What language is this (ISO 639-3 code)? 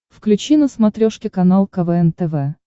rus